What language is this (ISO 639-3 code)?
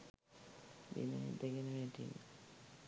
sin